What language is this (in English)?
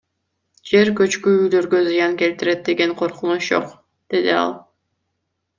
Kyrgyz